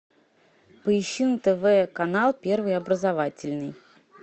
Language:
Russian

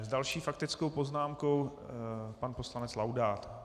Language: Czech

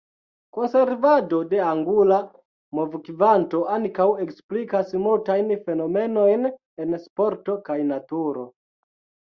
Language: Esperanto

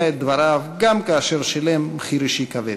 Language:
Hebrew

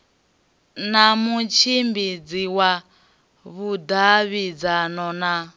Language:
Venda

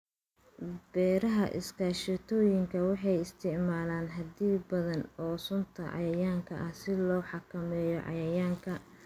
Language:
Somali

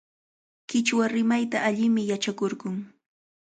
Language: Cajatambo North Lima Quechua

